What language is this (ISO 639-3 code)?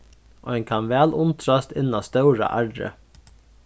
fao